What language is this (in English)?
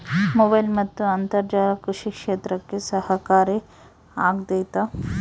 Kannada